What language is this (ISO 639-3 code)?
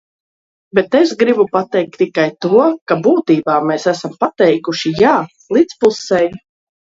lav